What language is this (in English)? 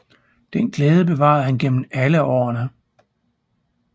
Danish